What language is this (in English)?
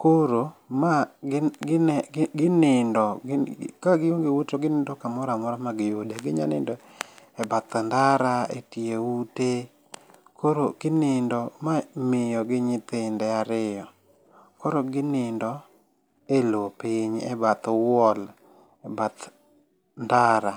Luo (Kenya and Tanzania)